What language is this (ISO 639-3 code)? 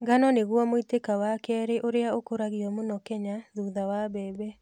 kik